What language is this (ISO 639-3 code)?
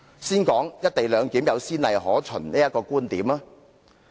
yue